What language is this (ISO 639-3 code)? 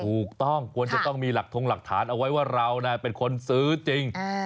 tha